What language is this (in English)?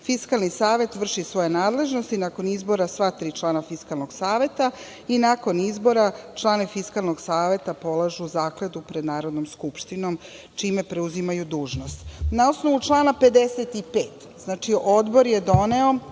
Serbian